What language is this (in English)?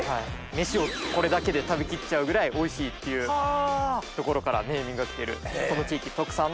Japanese